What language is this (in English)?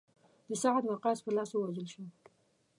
Pashto